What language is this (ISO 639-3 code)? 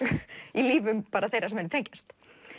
isl